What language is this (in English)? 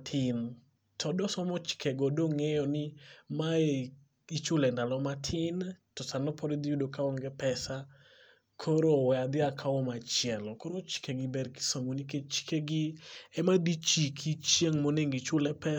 Luo (Kenya and Tanzania)